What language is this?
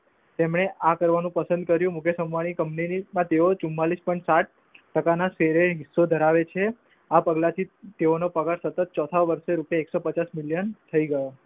Gujarati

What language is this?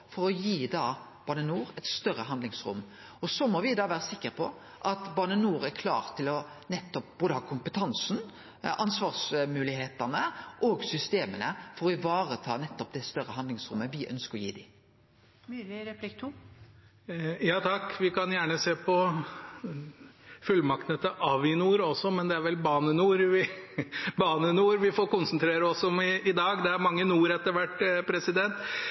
Norwegian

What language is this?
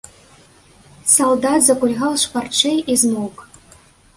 Belarusian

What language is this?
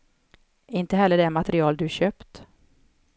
Swedish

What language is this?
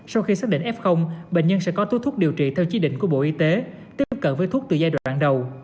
Vietnamese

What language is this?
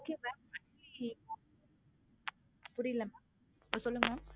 Tamil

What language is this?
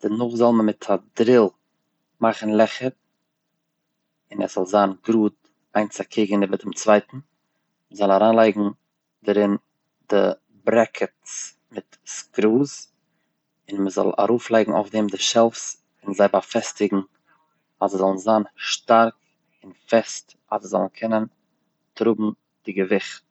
Yiddish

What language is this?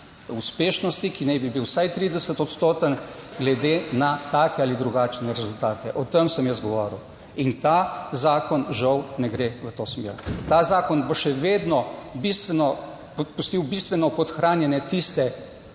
Slovenian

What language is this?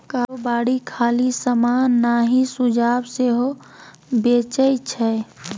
Maithili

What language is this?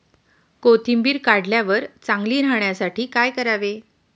Marathi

